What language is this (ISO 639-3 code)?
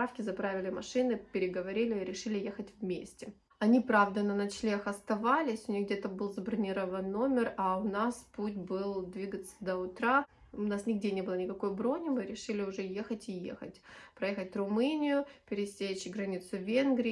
rus